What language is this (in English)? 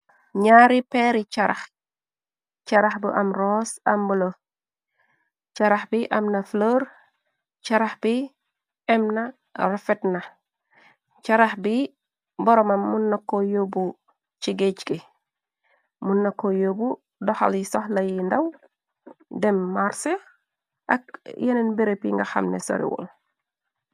Wolof